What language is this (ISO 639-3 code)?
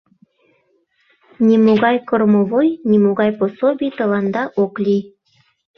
chm